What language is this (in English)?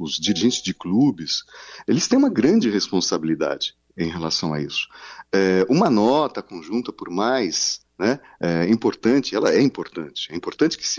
Portuguese